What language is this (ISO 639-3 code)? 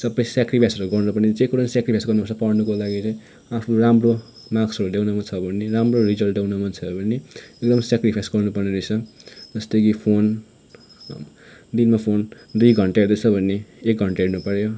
nep